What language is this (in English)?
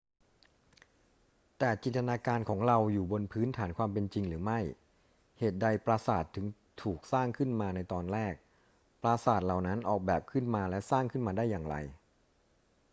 Thai